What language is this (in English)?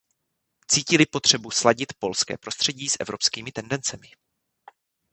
Czech